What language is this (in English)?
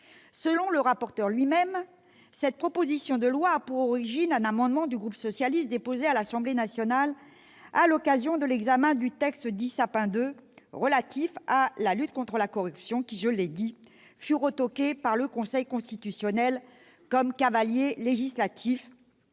French